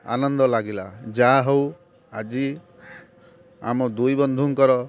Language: Odia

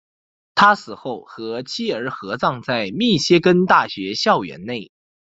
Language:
Chinese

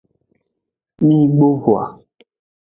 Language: Aja (Benin)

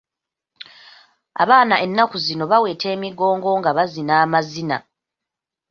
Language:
Ganda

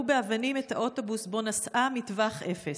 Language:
Hebrew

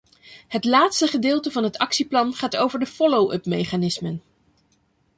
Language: Dutch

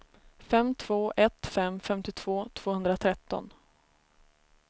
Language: Swedish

